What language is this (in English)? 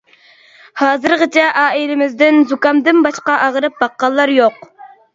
Uyghur